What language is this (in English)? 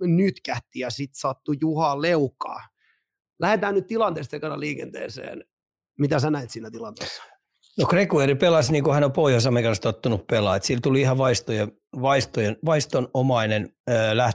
Finnish